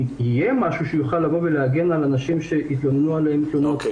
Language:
Hebrew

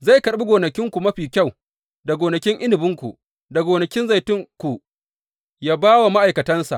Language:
Hausa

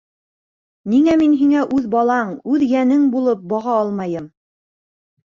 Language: Bashkir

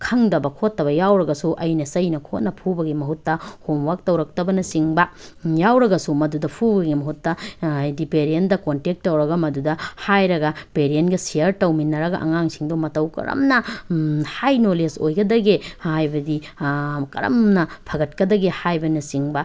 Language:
Manipuri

